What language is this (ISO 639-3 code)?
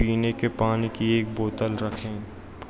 hin